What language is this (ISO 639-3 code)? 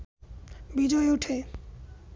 ben